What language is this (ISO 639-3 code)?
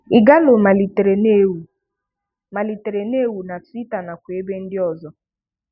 ibo